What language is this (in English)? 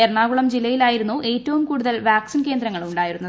Malayalam